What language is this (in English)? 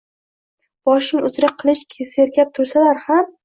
Uzbek